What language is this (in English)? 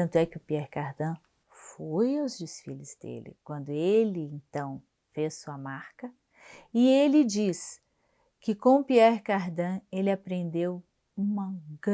Portuguese